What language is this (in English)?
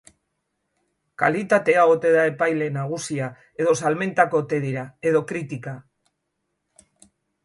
Basque